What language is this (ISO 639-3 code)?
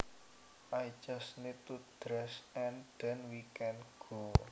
jav